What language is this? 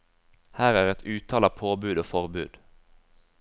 Norwegian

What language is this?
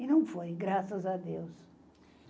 Portuguese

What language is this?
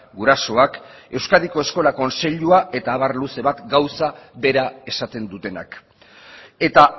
Basque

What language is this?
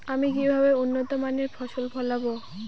Bangla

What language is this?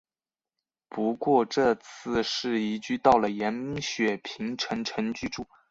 Chinese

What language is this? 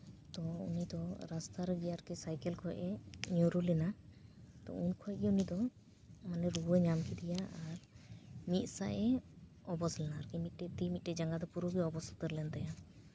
Santali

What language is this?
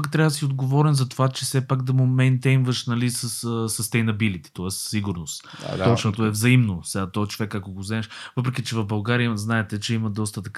Bulgarian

